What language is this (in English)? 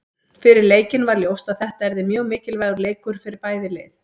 Icelandic